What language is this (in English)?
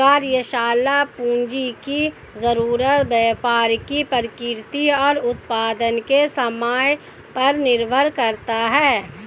Hindi